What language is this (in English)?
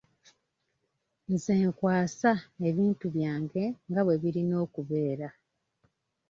Ganda